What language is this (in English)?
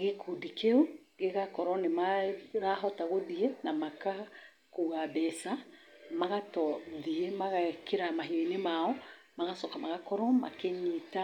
Kikuyu